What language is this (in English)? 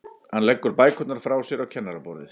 Icelandic